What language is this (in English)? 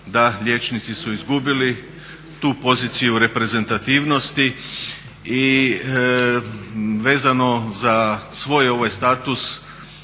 Croatian